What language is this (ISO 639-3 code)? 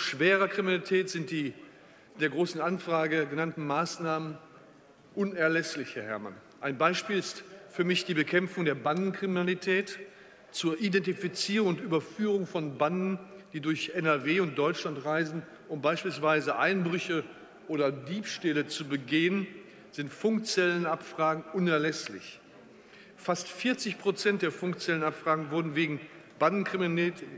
deu